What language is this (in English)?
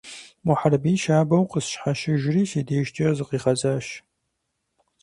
Kabardian